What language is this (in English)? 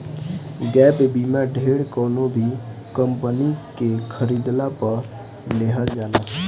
Bhojpuri